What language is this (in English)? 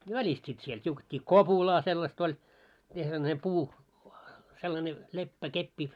Finnish